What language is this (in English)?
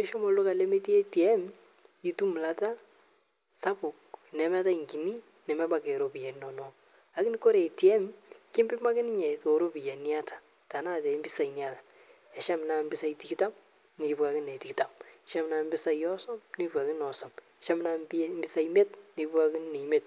Masai